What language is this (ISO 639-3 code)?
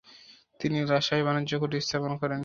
ben